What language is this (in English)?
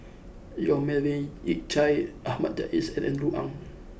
English